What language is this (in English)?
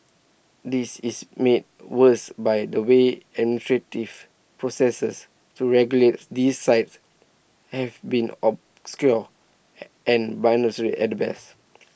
English